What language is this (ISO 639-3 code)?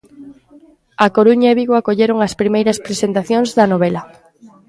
glg